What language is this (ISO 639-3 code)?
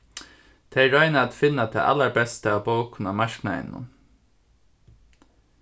fao